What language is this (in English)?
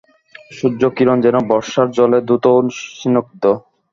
Bangla